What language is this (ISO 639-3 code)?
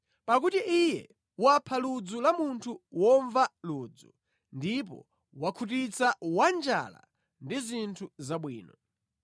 nya